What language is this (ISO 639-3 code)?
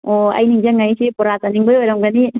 mni